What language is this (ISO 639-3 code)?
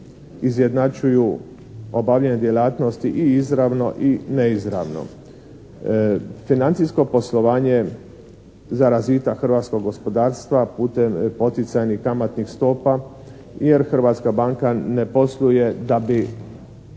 hrv